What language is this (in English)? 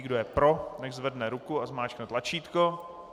Czech